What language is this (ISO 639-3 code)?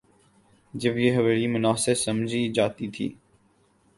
urd